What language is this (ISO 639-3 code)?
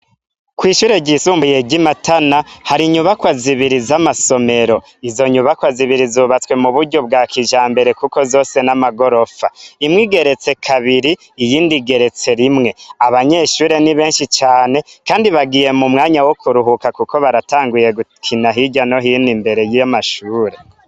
run